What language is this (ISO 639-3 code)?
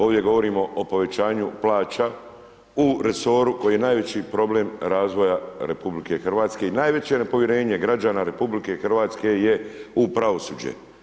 hrv